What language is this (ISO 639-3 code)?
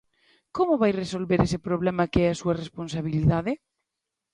glg